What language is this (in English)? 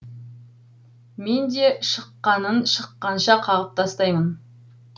Kazakh